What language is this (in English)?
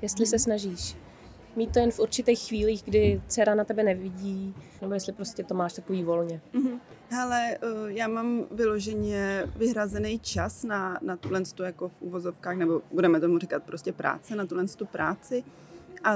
Czech